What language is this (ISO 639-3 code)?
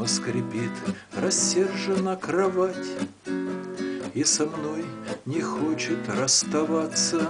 rus